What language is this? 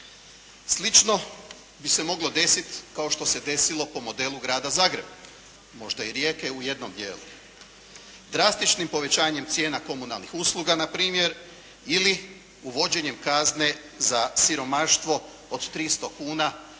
Croatian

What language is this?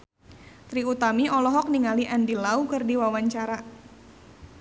Sundanese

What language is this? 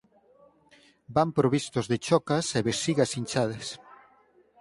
Galician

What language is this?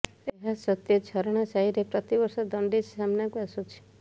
Odia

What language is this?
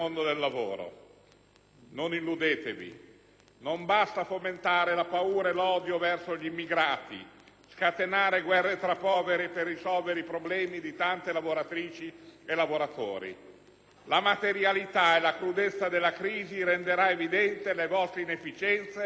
Italian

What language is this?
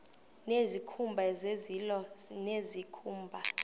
Xhosa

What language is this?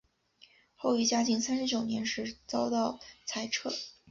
Chinese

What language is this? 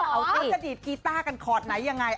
Thai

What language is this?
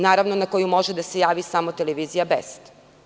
Serbian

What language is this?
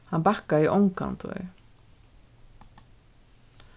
Faroese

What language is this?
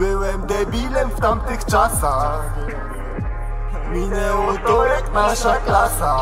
Polish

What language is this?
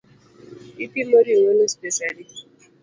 Luo (Kenya and Tanzania)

